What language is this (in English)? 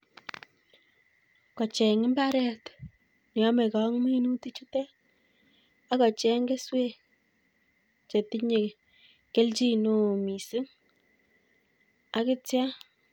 Kalenjin